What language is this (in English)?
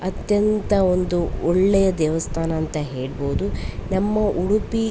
Kannada